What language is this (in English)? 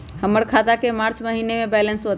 Magahi